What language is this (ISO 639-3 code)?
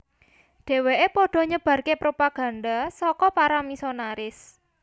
jav